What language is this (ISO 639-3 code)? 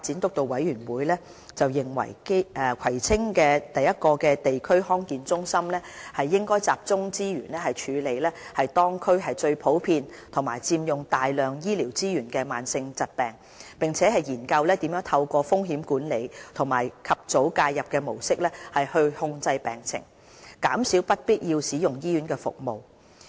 yue